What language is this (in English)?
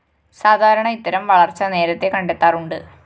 Malayalam